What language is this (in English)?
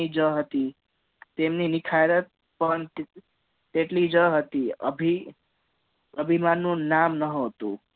Gujarati